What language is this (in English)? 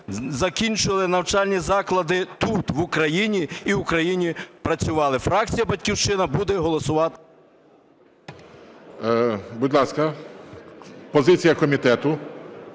Ukrainian